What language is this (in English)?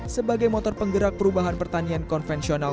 Indonesian